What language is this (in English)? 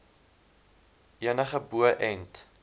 Afrikaans